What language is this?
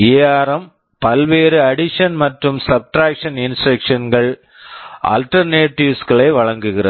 Tamil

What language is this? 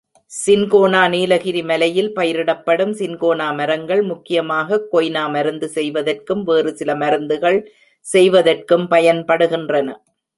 Tamil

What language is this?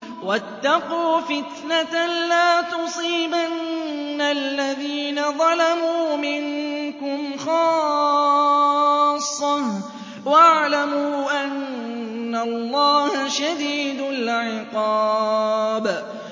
Arabic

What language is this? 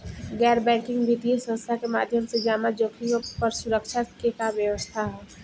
Bhojpuri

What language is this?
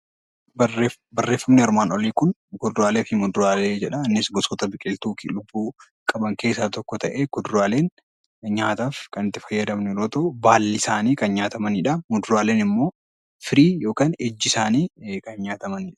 Oromo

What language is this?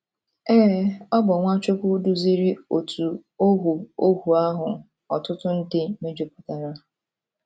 Igbo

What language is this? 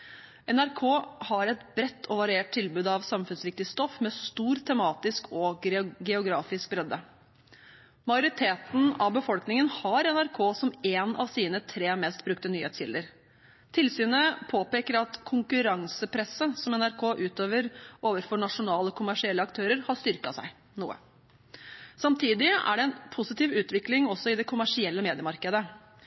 Norwegian Bokmål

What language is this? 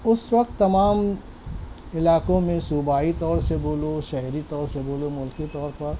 Urdu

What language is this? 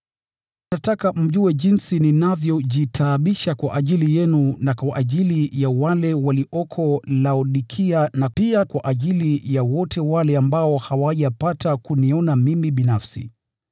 Swahili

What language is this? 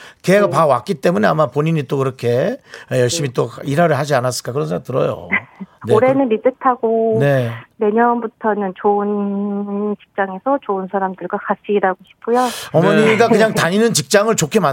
Korean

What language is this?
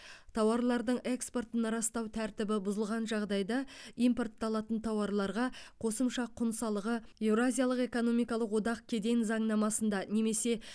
Kazakh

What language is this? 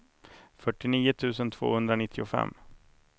Swedish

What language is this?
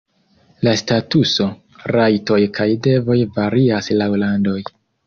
Esperanto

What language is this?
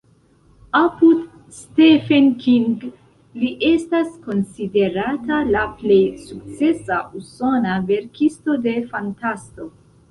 Esperanto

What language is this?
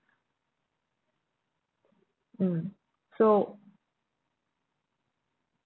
English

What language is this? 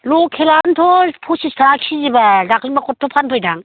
Bodo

